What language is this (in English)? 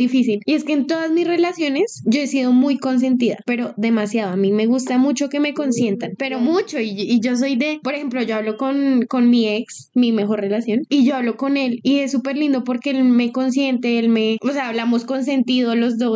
Spanish